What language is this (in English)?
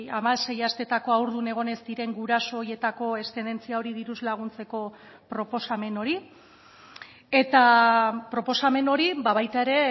Basque